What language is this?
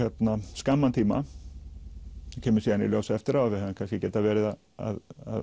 Icelandic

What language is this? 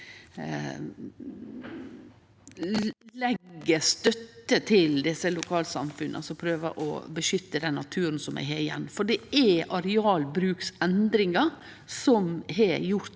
Norwegian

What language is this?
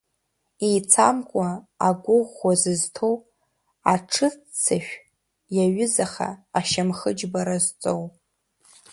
Abkhazian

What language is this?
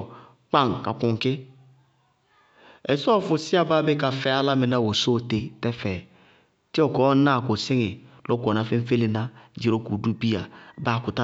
Bago-Kusuntu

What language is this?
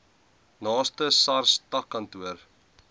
Afrikaans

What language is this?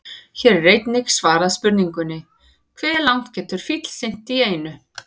Icelandic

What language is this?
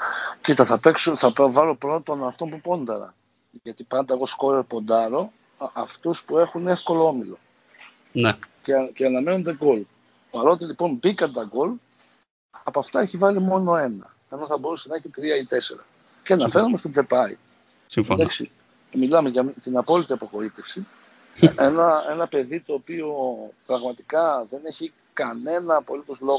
Greek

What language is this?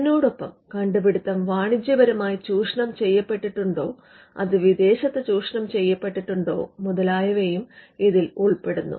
Malayalam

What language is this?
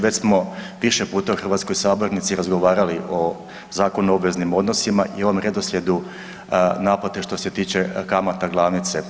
Croatian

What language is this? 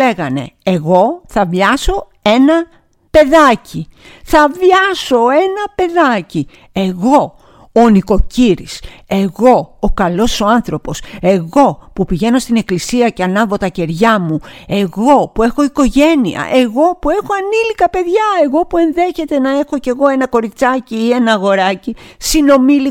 Greek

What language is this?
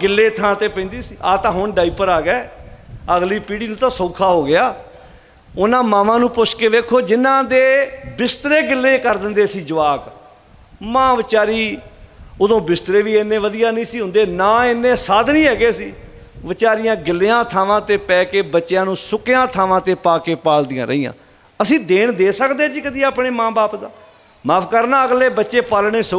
Punjabi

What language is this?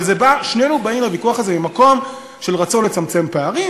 Hebrew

